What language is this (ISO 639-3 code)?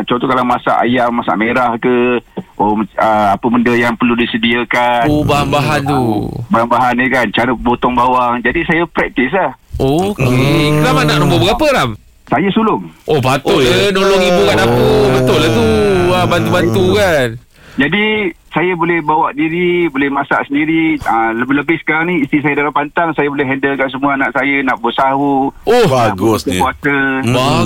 msa